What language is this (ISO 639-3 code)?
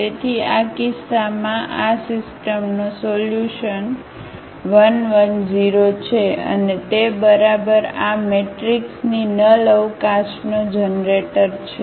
guj